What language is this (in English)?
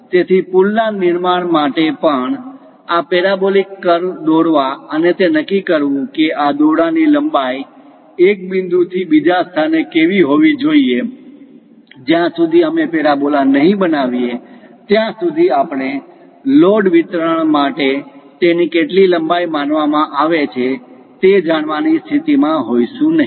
Gujarati